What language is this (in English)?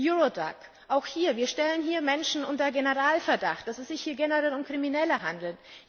German